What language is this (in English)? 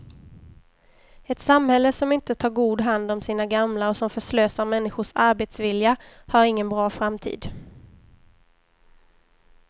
Swedish